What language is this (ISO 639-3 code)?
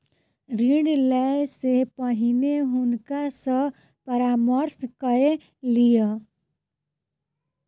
mai